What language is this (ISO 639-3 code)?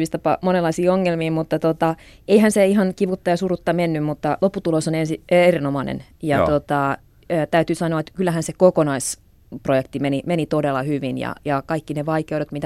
fin